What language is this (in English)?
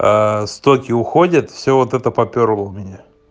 Russian